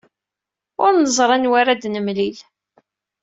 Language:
Kabyle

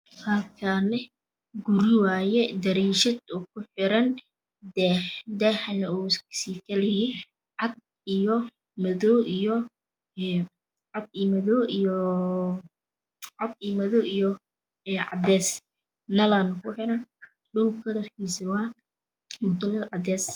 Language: Somali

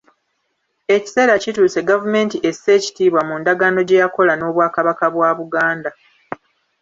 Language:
Ganda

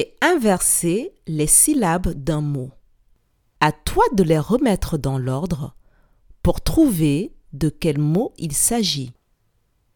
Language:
French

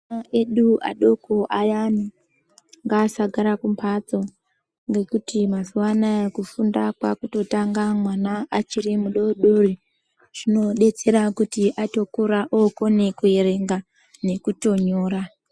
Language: Ndau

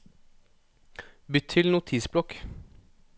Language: Norwegian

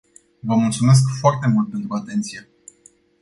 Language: Romanian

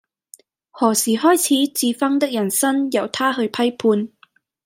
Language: Cantonese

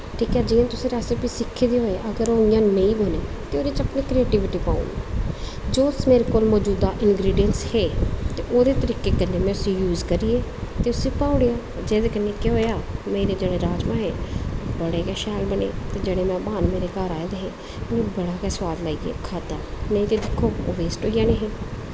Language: Dogri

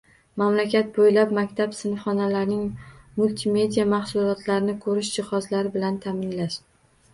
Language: Uzbek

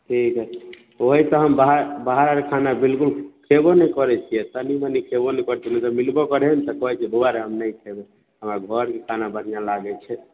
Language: Maithili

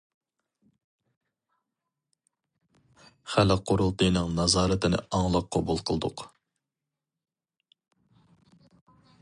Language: Uyghur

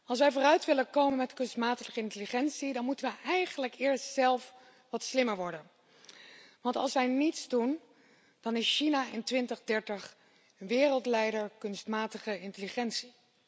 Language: Dutch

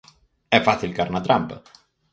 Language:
Galician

